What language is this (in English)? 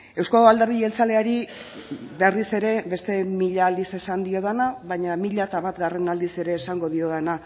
Basque